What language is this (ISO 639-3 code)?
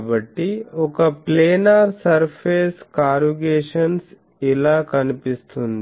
tel